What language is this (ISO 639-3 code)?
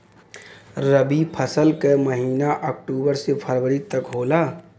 bho